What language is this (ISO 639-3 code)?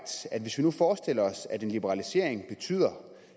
dan